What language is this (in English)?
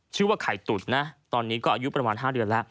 Thai